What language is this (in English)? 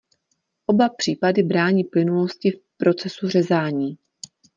Czech